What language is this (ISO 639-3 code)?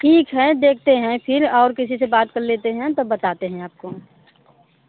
hin